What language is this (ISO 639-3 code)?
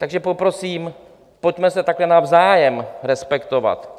ces